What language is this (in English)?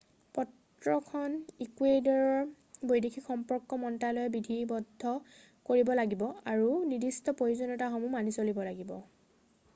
Assamese